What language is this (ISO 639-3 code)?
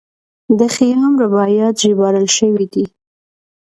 pus